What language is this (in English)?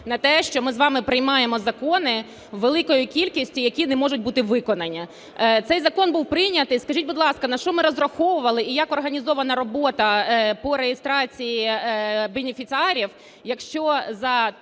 Ukrainian